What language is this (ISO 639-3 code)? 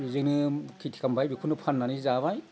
brx